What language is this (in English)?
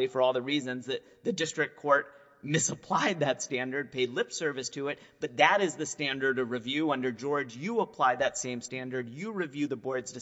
English